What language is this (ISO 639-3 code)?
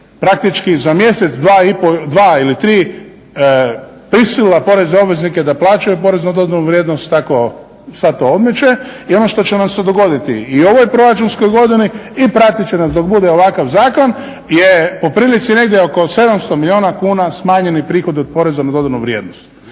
hrv